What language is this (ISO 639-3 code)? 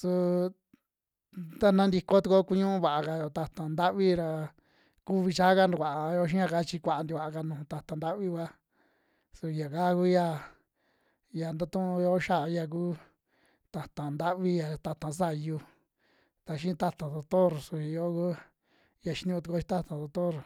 jmx